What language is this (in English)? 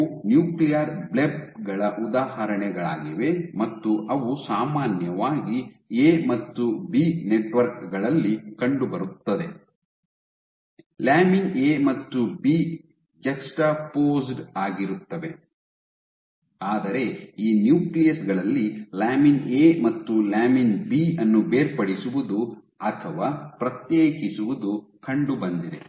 Kannada